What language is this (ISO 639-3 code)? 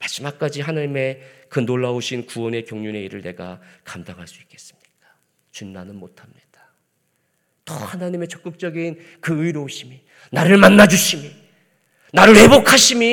kor